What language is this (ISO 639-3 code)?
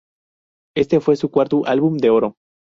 spa